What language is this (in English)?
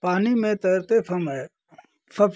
Hindi